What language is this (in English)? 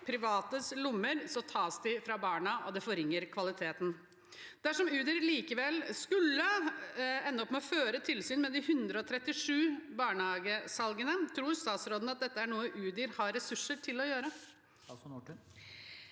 Norwegian